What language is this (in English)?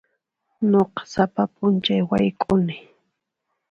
Puno Quechua